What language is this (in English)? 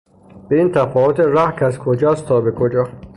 Persian